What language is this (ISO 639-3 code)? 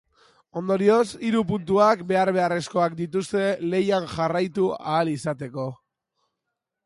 eus